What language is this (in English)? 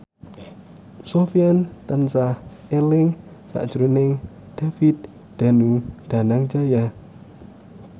Javanese